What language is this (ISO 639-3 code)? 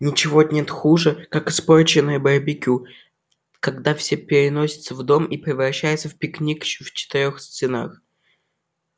rus